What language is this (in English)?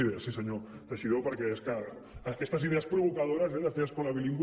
Catalan